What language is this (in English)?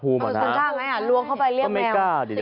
Thai